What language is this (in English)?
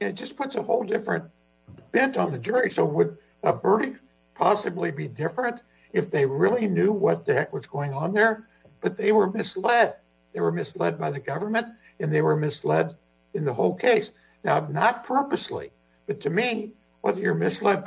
English